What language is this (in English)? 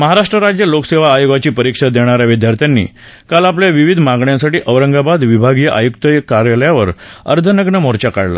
Marathi